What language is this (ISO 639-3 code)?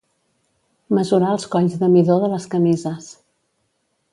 cat